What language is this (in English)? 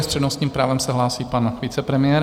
Czech